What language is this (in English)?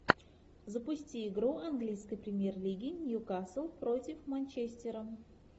Russian